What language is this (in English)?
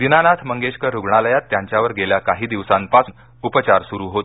Marathi